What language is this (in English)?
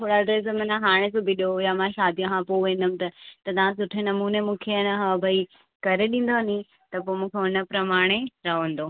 Sindhi